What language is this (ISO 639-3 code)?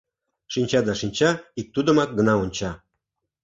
chm